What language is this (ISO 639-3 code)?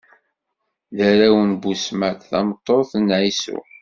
kab